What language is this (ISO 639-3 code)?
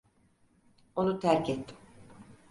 tur